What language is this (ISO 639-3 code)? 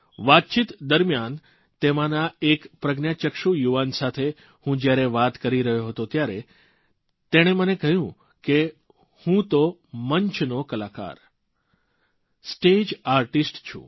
guj